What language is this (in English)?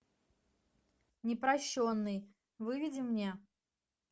Russian